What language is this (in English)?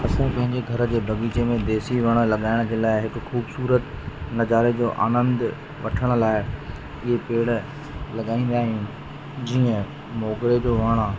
Sindhi